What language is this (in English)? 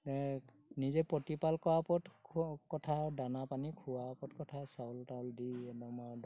Assamese